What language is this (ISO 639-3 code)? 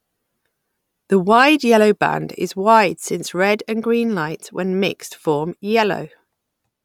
eng